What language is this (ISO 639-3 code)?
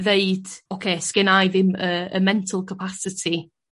cym